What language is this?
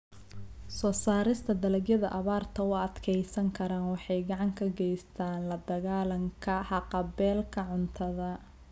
Somali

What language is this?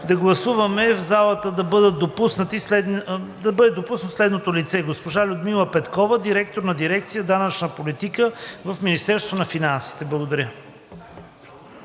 Bulgarian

